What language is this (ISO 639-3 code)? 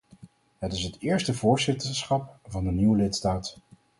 nld